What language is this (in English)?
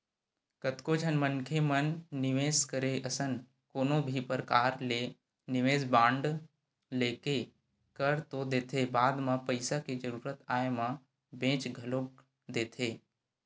Chhattisgarhi